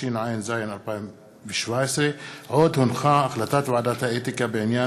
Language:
Hebrew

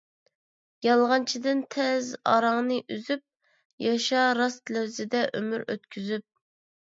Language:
Uyghur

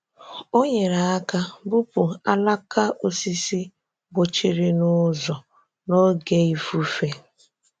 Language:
Igbo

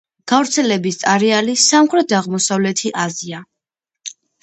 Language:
Georgian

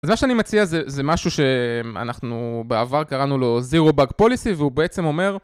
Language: Hebrew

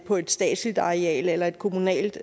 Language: Danish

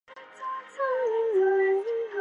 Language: Chinese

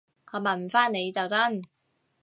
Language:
Cantonese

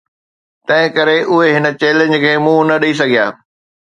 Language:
Sindhi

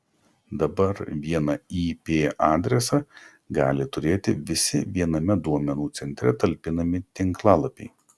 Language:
Lithuanian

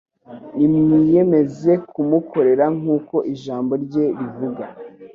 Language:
Kinyarwanda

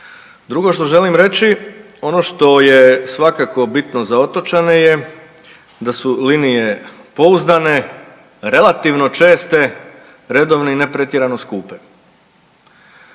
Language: Croatian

